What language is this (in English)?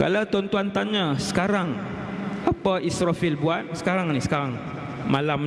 Malay